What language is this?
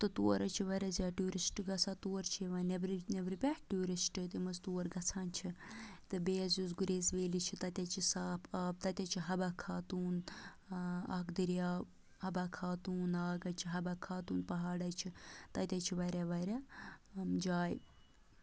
Kashmiri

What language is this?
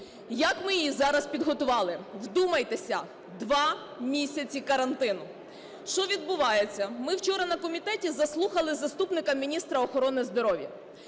Ukrainian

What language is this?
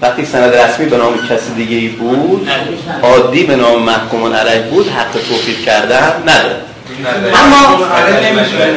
Persian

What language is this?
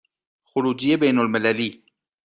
Persian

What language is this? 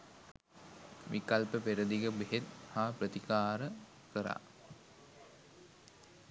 Sinhala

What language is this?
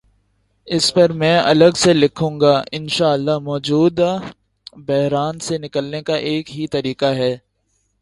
Urdu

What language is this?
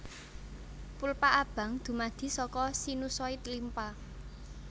Javanese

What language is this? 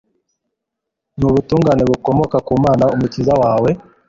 Kinyarwanda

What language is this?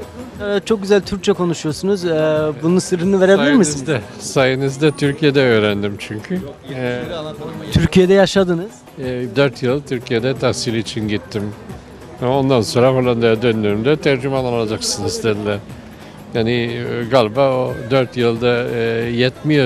Turkish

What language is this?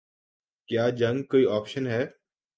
Urdu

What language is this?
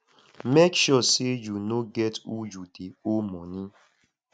Nigerian Pidgin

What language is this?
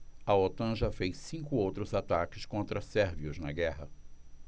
Portuguese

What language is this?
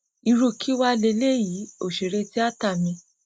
Yoruba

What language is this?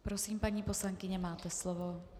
Czech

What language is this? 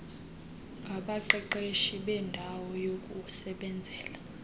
Xhosa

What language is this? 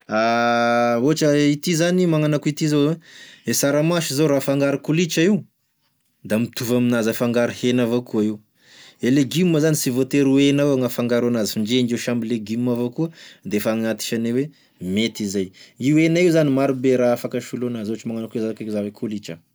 Tesaka Malagasy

